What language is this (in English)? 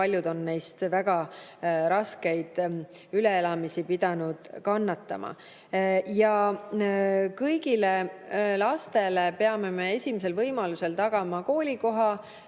Estonian